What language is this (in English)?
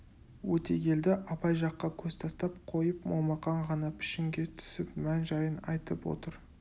Kazakh